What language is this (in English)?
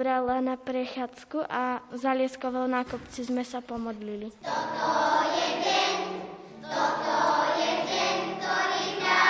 Slovak